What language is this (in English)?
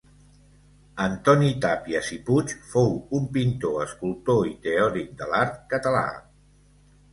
Catalan